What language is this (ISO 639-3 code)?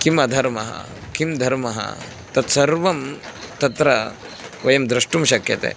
san